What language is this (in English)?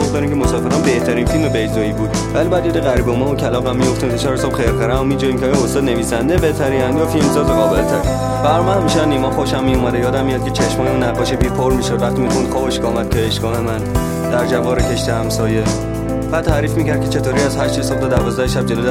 Persian